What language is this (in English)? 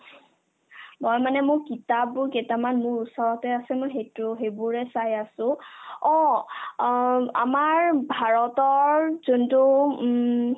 Assamese